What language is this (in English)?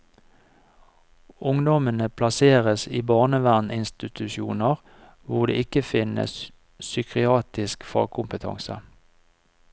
Norwegian